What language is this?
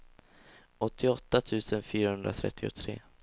Swedish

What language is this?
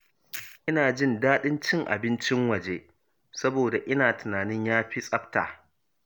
Hausa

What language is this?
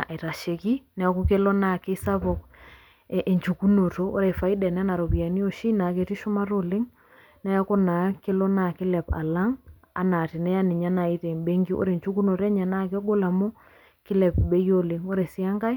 Masai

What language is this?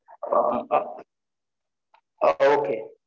Tamil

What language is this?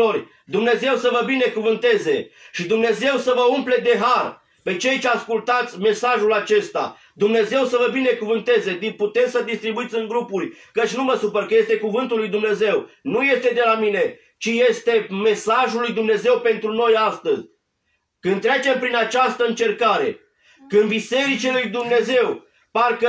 Romanian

